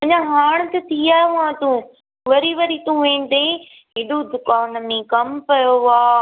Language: Sindhi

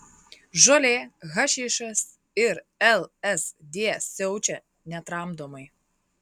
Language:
Lithuanian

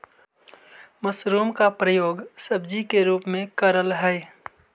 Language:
Magahi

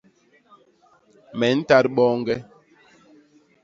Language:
Basaa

